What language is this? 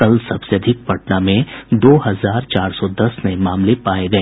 Hindi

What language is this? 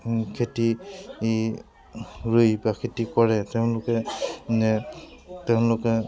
Assamese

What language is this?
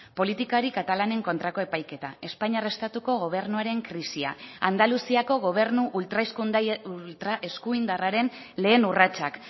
Basque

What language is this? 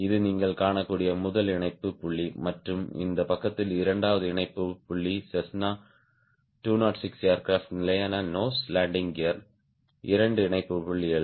Tamil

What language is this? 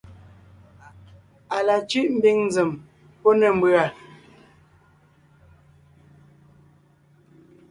Ngiemboon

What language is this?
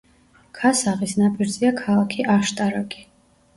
Georgian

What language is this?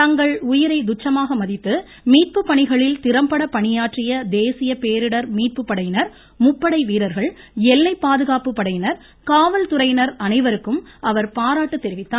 Tamil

